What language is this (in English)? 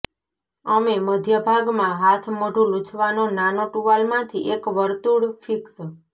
Gujarati